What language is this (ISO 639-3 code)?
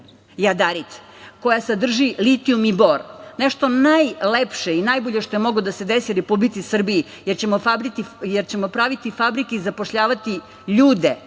srp